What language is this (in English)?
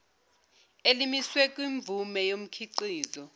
Zulu